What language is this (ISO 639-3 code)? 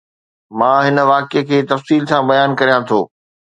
snd